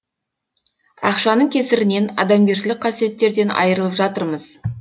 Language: Kazakh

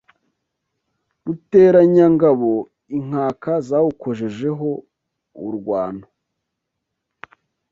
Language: Kinyarwanda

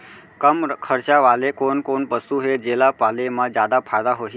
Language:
Chhattisgarhi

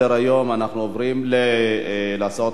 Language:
Hebrew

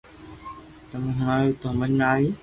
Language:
Loarki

